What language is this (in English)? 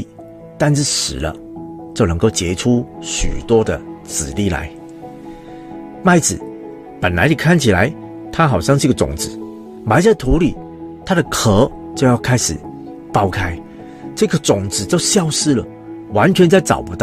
Chinese